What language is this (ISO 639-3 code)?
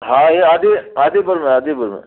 snd